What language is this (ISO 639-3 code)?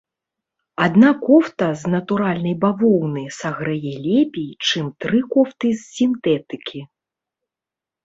bel